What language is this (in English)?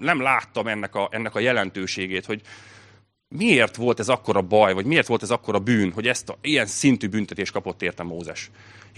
Hungarian